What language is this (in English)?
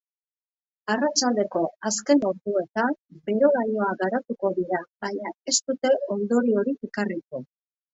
Basque